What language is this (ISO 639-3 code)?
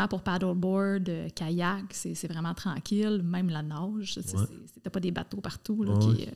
fra